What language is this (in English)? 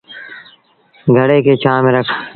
Sindhi Bhil